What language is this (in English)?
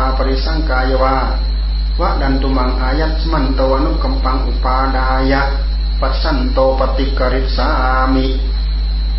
Thai